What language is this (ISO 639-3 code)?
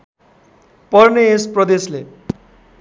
nep